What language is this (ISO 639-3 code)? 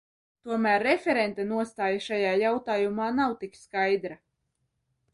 lav